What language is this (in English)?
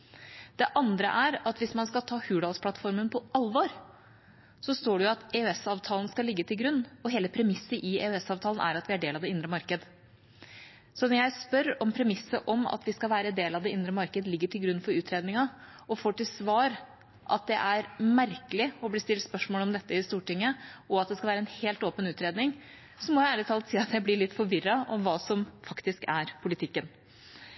Norwegian Bokmål